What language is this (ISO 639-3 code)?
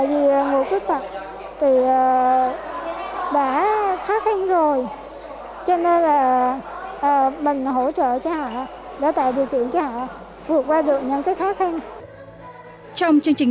vie